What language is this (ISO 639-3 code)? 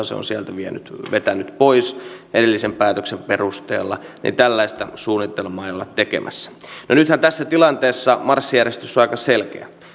fin